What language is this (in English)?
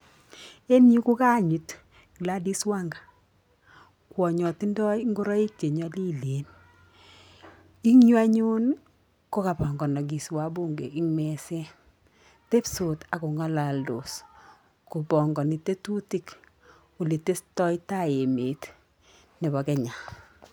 Kalenjin